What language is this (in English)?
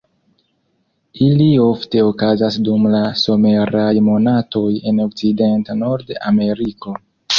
Esperanto